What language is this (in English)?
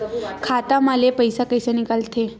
Chhattisgarhi